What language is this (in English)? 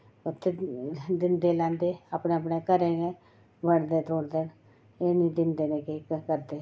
Dogri